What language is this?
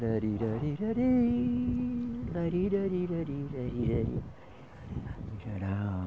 Portuguese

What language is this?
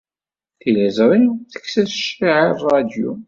Kabyle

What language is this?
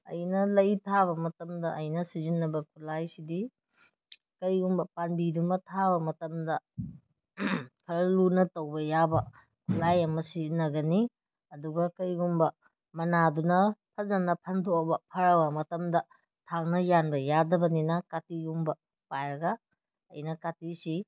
Manipuri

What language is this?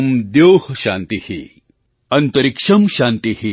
Gujarati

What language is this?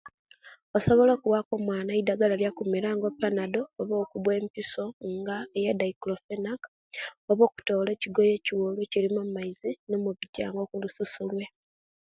Kenyi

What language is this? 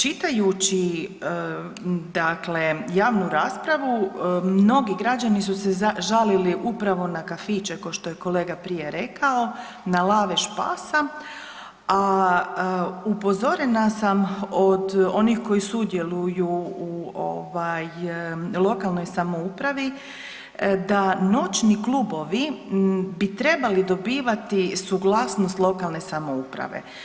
Croatian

